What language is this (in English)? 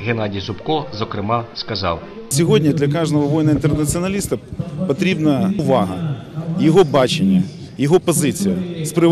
Ukrainian